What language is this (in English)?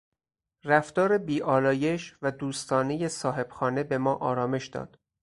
Persian